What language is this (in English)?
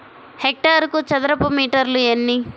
Telugu